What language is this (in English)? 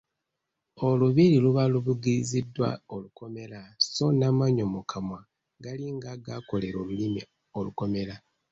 Ganda